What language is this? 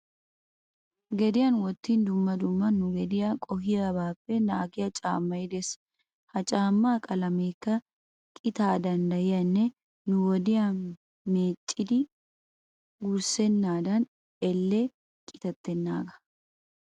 Wolaytta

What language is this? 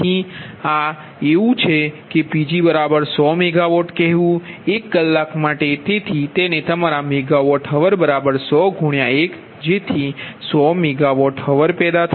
Gujarati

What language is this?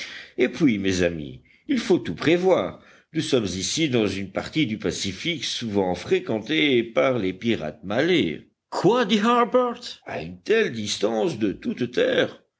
French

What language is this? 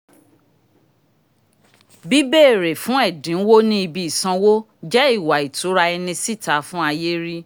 Yoruba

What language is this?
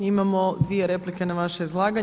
Croatian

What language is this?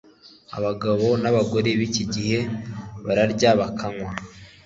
Kinyarwanda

